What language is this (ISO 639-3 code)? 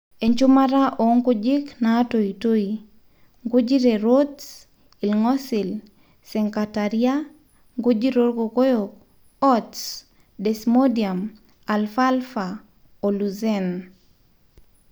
mas